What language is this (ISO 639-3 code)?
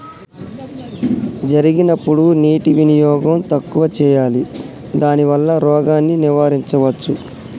tel